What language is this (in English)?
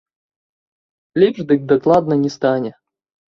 Belarusian